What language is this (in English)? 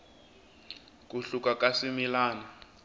Tsonga